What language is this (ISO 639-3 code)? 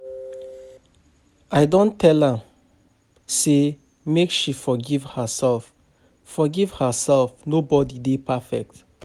pcm